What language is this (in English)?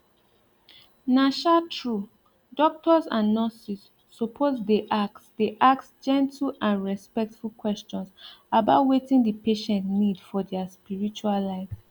Nigerian Pidgin